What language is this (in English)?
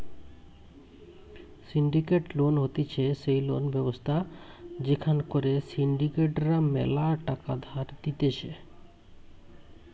Bangla